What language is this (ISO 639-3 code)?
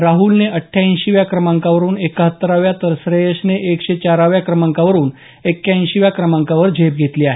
mar